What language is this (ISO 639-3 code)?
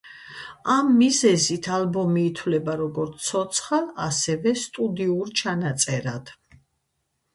kat